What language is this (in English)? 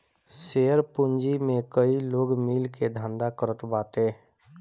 Bhojpuri